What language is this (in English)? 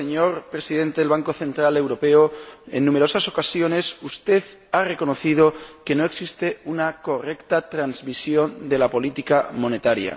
Spanish